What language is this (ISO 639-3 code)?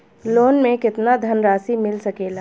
bho